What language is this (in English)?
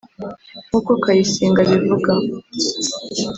Kinyarwanda